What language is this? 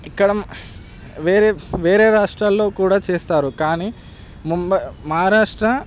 Telugu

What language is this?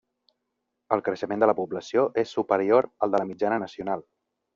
Catalan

